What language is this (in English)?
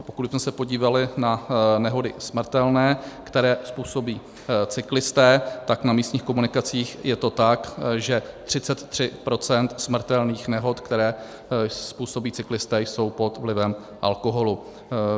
Czech